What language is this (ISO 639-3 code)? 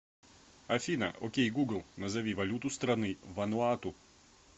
rus